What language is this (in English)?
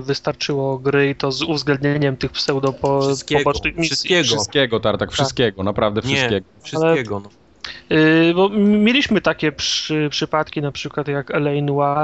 Polish